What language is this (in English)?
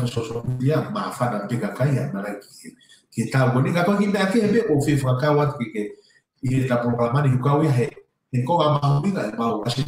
Italian